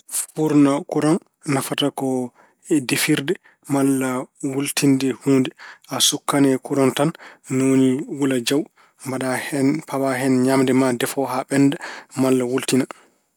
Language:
Fula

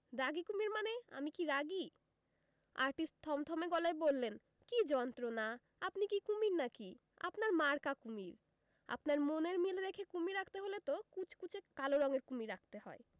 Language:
Bangla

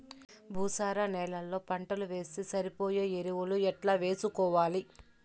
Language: Telugu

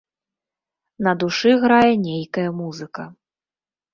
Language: Belarusian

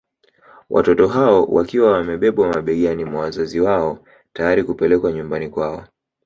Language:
Swahili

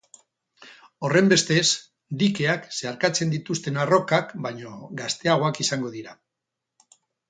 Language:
Basque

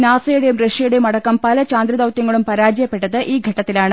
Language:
Malayalam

